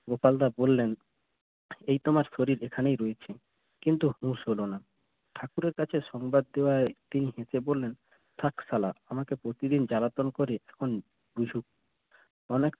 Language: Bangla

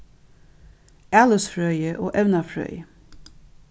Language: Faroese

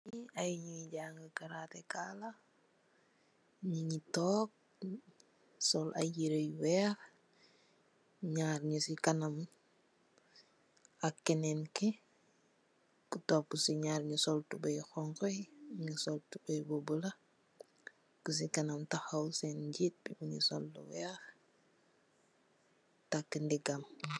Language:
Wolof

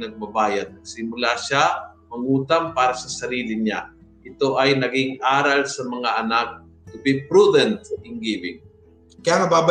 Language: Filipino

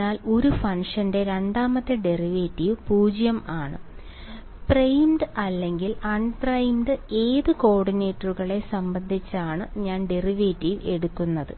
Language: Malayalam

